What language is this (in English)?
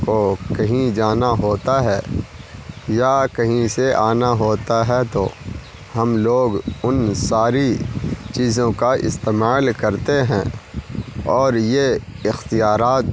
Urdu